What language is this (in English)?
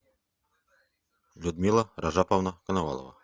Russian